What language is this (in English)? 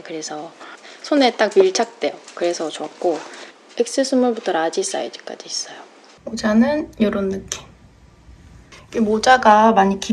Korean